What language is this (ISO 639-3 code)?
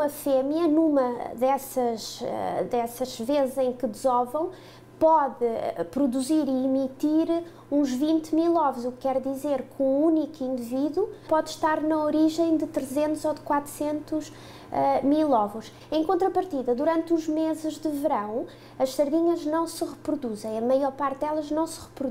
por